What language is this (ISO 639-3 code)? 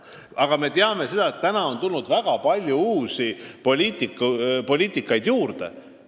est